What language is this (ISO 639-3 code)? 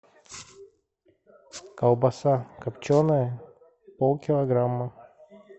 rus